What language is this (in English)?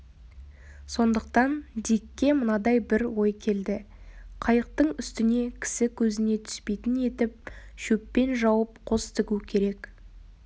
Kazakh